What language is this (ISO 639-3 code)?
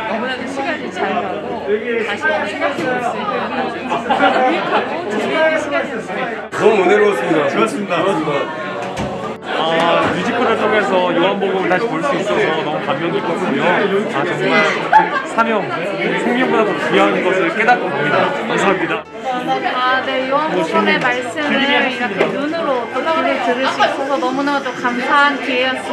kor